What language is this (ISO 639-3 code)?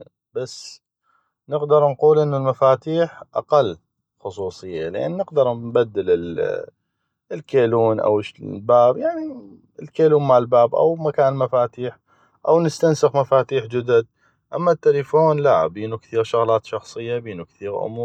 ayp